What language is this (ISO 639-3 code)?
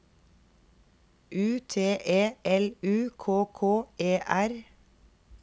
nor